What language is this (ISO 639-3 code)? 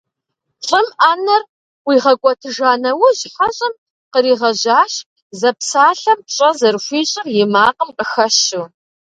kbd